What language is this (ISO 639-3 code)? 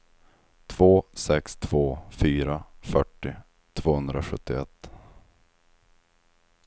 swe